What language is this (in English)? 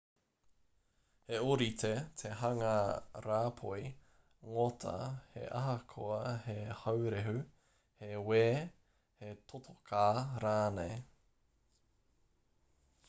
Māori